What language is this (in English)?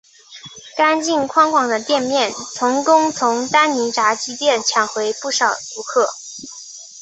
Chinese